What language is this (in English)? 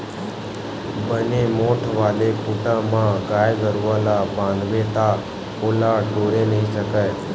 Chhattisgarhi